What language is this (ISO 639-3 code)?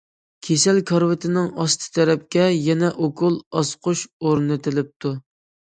uig